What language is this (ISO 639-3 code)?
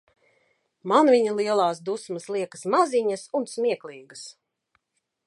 lav